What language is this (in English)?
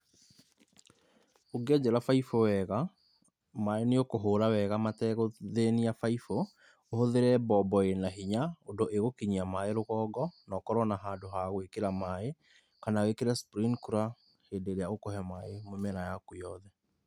Kikuyu